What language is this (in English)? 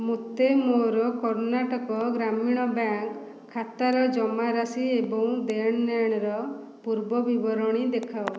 Odia